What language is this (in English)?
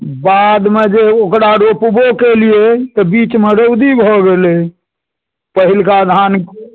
Maithili